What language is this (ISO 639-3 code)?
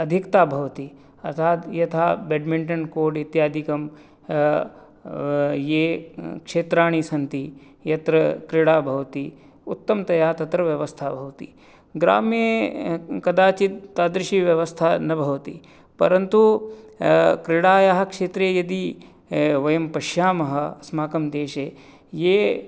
san